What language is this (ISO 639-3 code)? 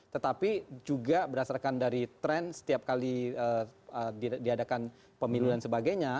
ind